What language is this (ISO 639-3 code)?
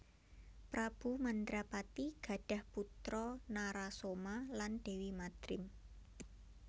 jav